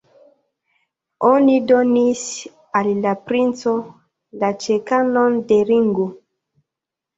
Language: Esperanto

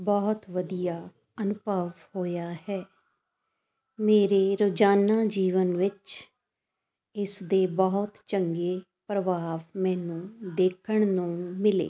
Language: Punjabi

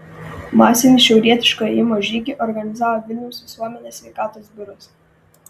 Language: Lithuanian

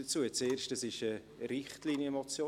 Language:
Swiss German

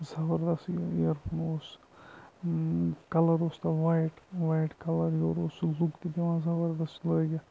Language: Kashmiri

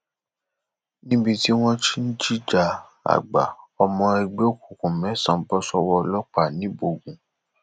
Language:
Yoruba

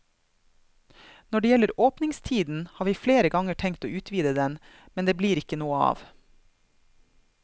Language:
Norwegian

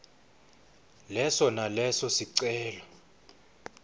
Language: Swati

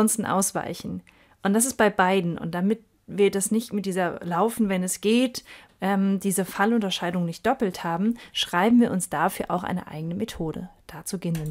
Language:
German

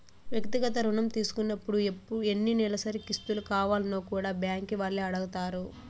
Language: Telugu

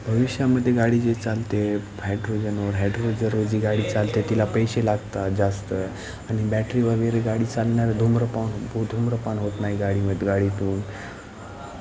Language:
Marathi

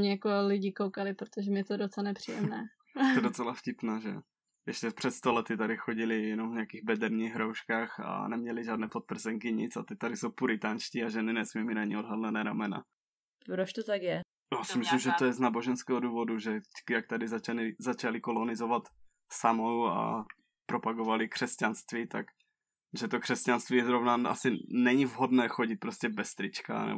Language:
Czech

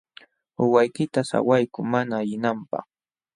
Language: Jauja Wanca Quechua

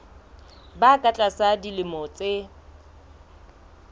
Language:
Southern Sotho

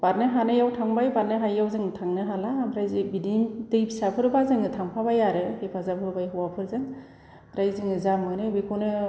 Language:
Bodo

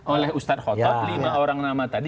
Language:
Indonesian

